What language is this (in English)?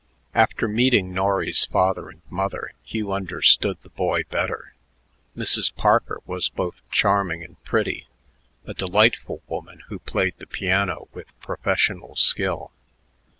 English